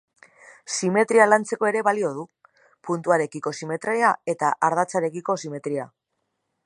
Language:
Basque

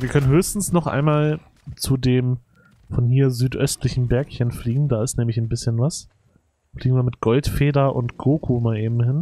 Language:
German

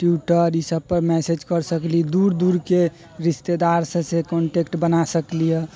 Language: Maithili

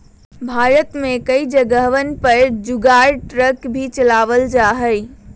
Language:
Magahi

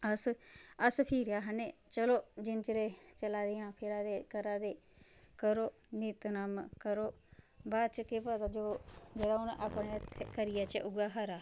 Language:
Dogri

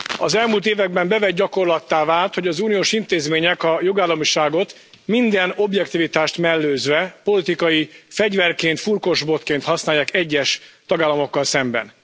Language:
Hungarian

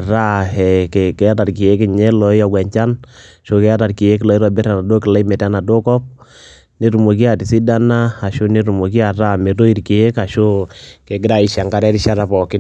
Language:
Masai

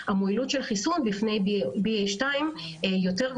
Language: Hebrew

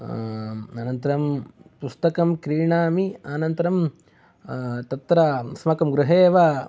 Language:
Sanskrit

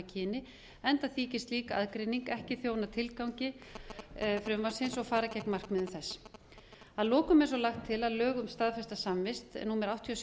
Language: Icelandic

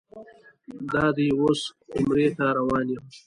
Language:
Pashto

